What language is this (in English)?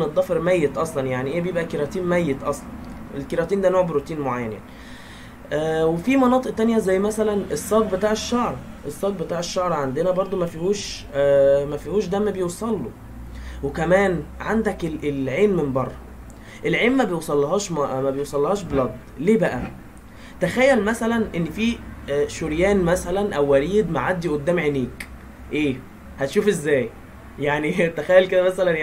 Arabic